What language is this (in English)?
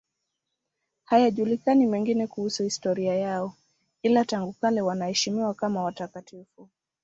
Swahili